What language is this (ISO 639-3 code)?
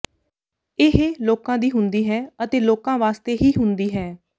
pan